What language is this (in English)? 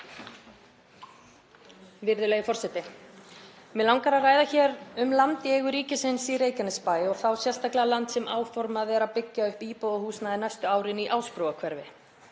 Icelandic